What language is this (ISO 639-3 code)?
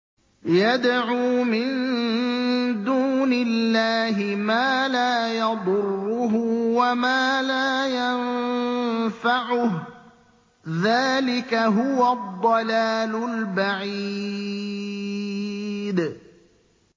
ara